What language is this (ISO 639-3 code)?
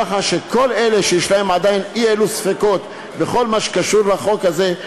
heb